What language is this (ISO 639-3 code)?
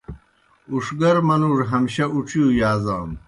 plk